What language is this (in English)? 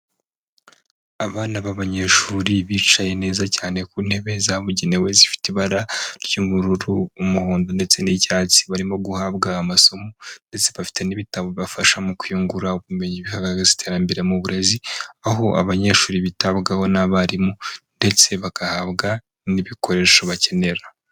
Kinyarwanda